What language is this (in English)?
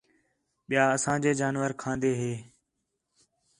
Khetrani